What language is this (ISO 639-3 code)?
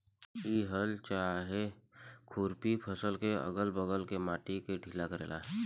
bho